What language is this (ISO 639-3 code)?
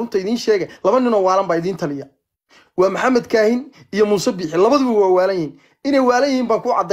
ara